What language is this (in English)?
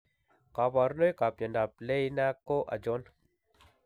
Kalenjin